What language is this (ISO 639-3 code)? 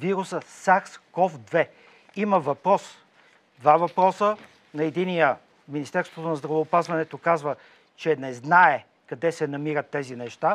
bul